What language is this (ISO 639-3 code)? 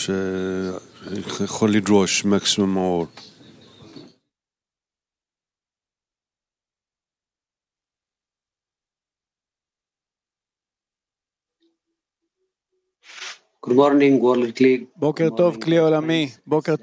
heb